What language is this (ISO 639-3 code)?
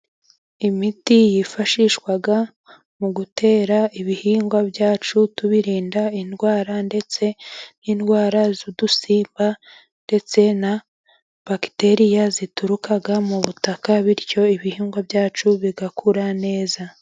kin